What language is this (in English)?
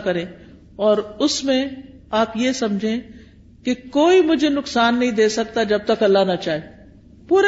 Urdu